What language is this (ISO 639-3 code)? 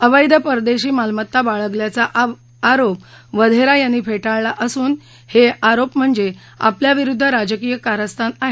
mar